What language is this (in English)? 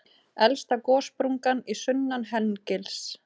Icelandic